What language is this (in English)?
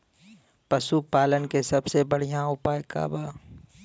Bhojpuri